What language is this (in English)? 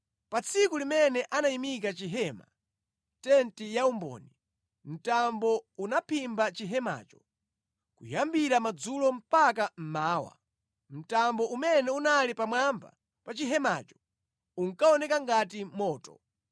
Nyanja